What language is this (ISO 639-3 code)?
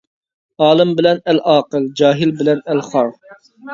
uig